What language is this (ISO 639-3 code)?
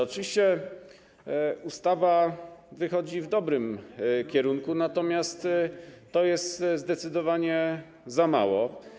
pol